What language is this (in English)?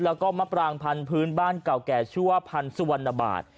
Thai